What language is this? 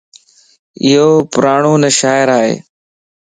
Lasi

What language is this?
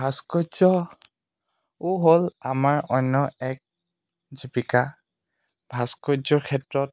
Assamese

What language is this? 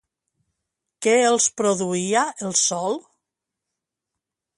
Catalan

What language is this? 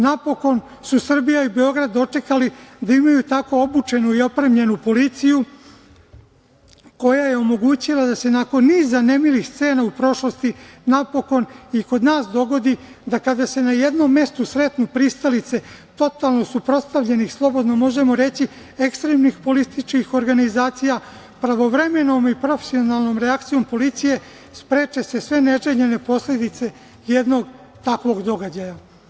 Serbian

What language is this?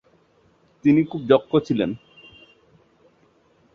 Bangla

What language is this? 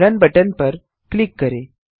Hindi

